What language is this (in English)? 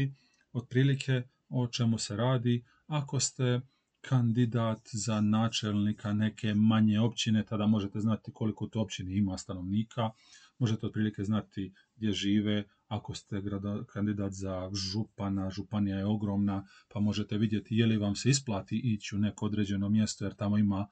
Croatian